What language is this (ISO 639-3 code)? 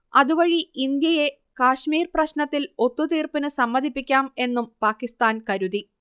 mal